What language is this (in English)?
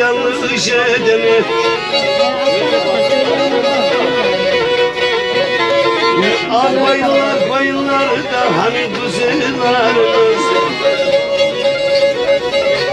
Turkish